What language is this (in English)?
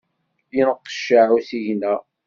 Kabyle